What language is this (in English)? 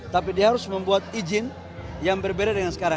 Indonesian